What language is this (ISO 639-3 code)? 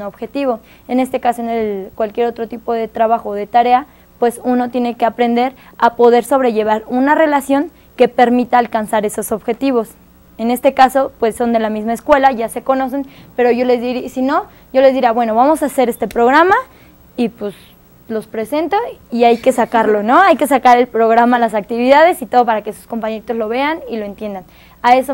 spa